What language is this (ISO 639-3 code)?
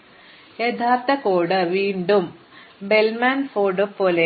mal